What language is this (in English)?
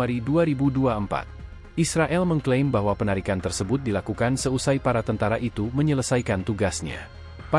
Indonesian